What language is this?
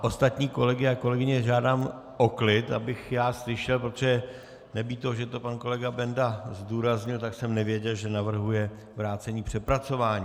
Czech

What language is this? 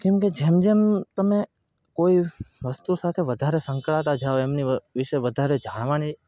Gujarati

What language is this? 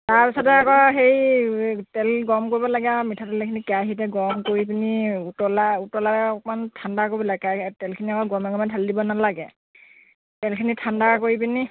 Assamese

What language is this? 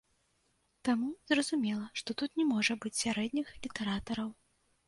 Belarusian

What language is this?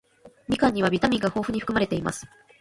Japanese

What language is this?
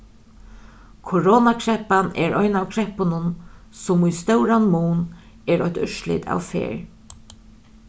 Faroese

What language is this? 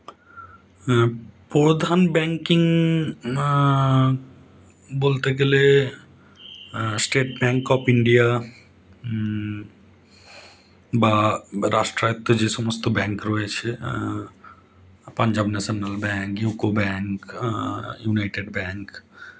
Bangla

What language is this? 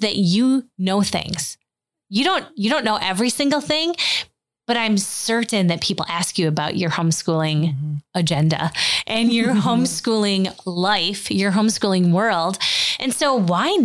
English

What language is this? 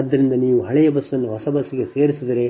Kannada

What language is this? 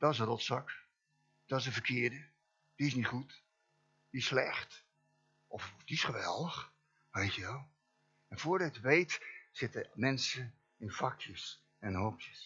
Dutch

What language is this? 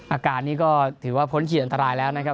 Thai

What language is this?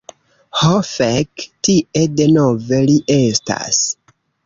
Esperanto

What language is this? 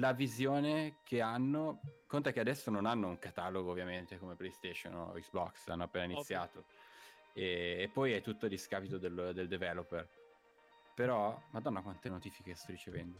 Italian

